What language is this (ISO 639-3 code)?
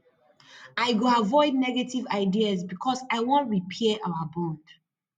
pcm